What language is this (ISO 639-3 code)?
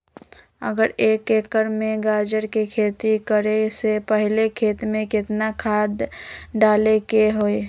mag